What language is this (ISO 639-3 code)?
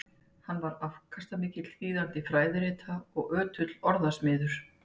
isl